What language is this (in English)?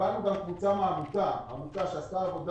Hebrew